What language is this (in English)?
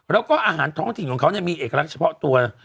Thai